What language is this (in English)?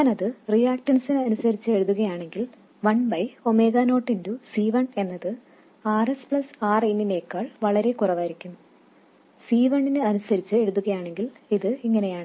Malayalam